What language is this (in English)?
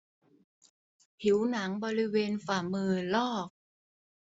Thai